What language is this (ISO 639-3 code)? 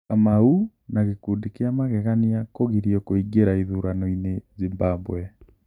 kik